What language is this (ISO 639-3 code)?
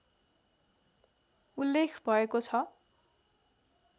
nep